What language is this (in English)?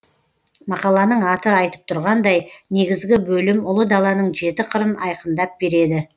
Kazakh